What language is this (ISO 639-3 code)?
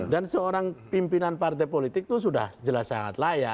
ind